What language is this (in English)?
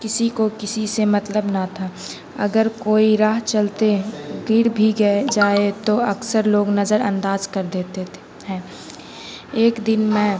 Urdu